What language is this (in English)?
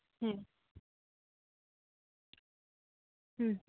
Santali